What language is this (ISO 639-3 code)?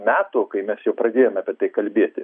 lit